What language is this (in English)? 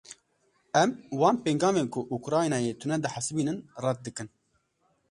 Kurdish